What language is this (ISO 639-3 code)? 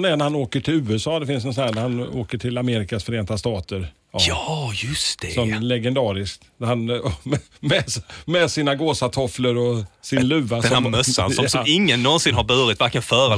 swe